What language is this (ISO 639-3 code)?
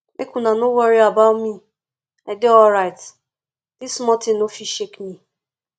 pcm